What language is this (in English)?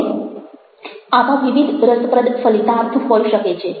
Gujarati